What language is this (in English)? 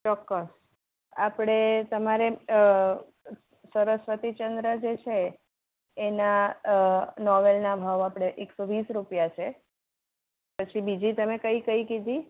Gujarati